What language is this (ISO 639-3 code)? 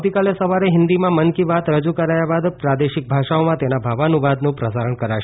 guj